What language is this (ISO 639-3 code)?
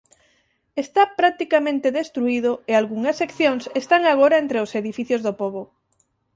glg